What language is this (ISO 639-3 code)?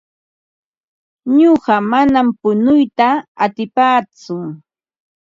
qva